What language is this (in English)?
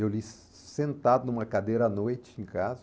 Portuguese